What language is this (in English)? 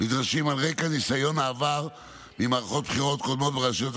Hebrew